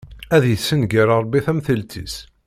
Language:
Kabyle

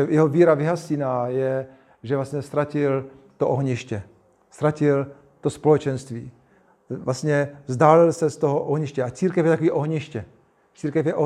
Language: Czech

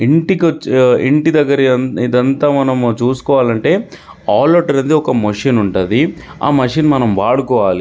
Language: Telugu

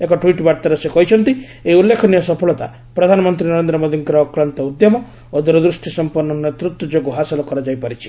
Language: Odia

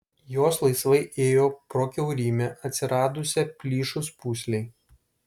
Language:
Lithuanian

